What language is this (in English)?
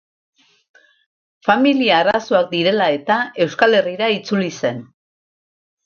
Basque